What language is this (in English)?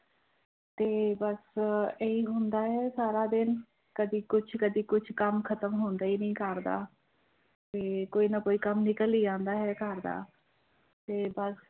Punjabi